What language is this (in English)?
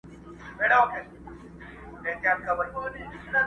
Pashto